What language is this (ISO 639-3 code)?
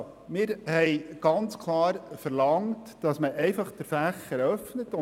gsw